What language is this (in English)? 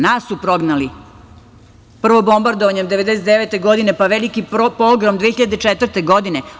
Serbian